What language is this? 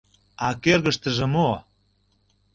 Mari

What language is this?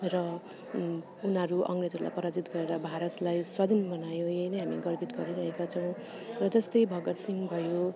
Nepali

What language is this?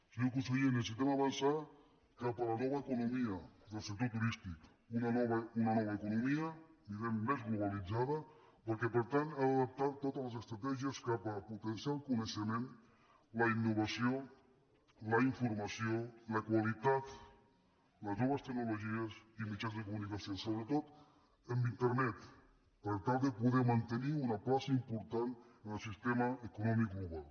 Catalan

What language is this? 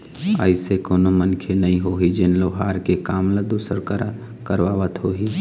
Chhattisgarhi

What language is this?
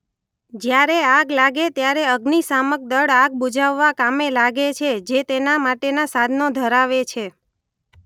Gujarati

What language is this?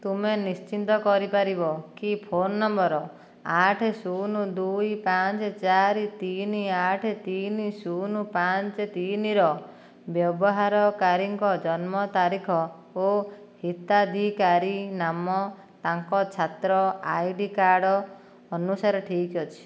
Odia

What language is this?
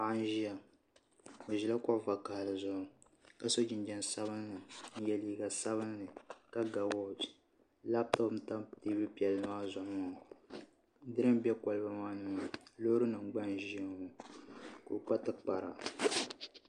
Dagbani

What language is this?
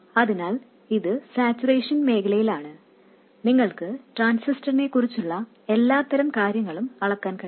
Malayalam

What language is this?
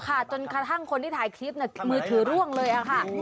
Thai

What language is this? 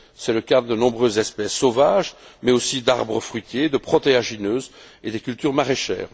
French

